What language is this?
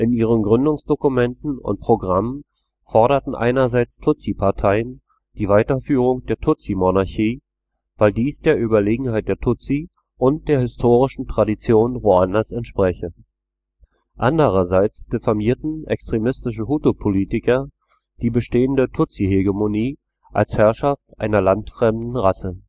German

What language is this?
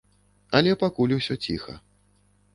Belarusian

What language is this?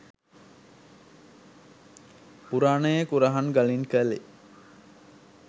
Sinhala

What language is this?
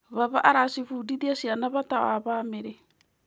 Kikuyu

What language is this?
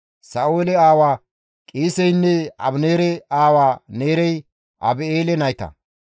Gamo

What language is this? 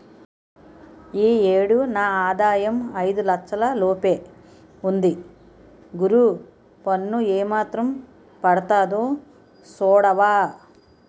Telugu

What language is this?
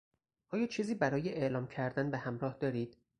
Persian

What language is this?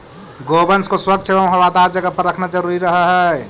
Magahi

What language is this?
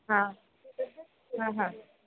Marathi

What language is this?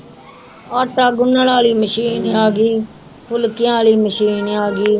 Punjabi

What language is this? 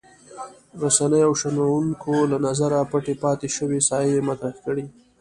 Pashto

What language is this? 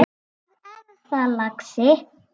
Icelandic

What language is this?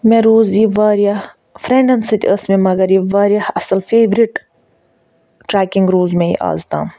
Kashmiri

